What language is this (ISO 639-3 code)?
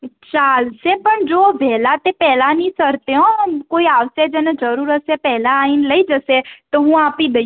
guj